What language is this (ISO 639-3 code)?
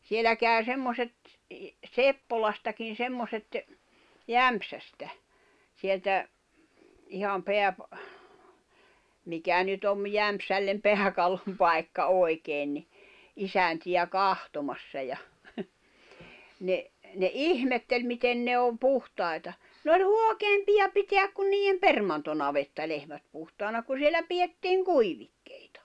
fin